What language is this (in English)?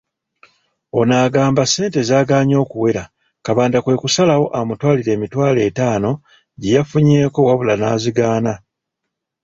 Ganda